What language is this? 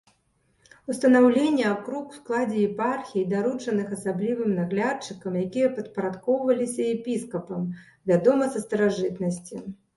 Belarusian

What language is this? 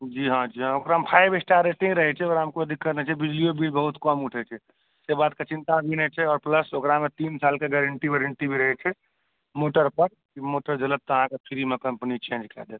Maithili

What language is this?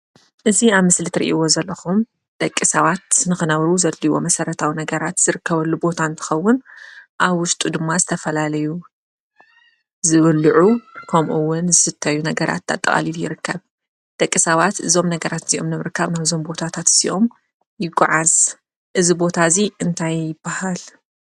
Tigrinya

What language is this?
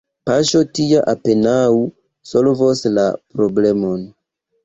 Esperanto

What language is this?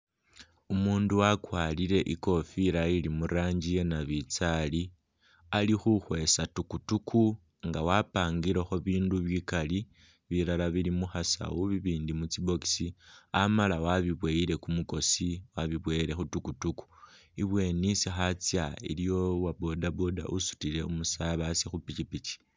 Masaaba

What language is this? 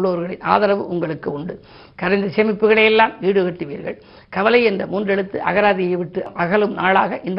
Tamil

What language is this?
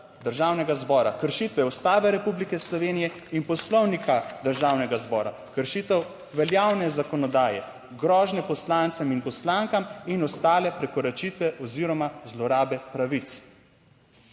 Slovenian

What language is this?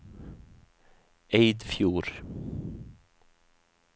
Norwegian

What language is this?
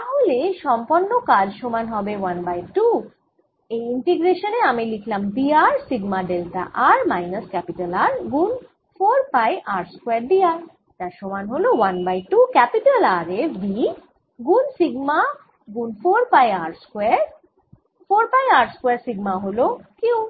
Bangla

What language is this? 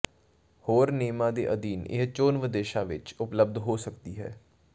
Punjabi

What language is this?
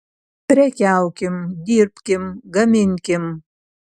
Lithuanian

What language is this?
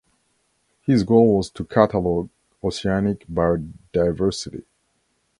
English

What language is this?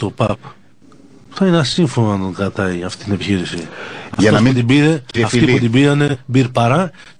Greek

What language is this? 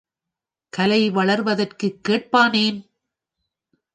Tamil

